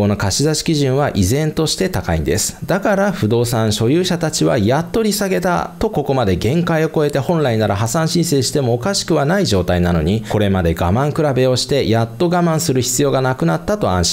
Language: Japanese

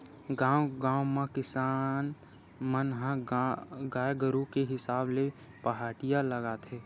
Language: Chhattisgarhi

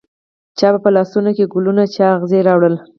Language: Pashto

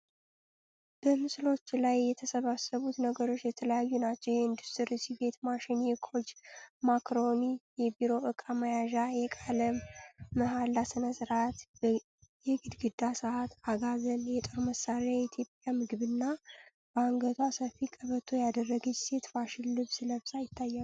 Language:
Amharic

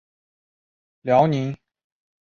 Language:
Chinese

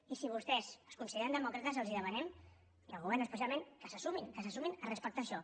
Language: Catalan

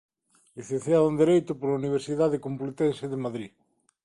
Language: Galician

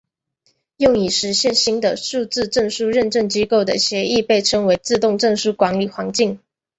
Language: Chinese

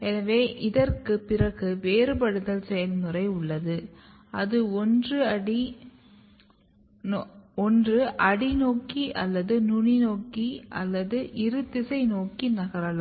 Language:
Tamil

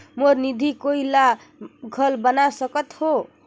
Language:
Chhattisgarhi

